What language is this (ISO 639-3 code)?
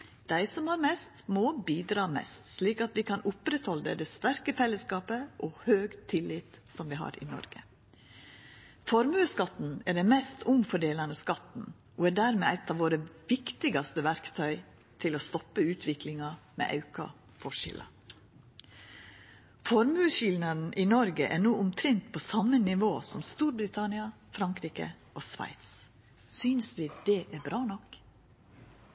nno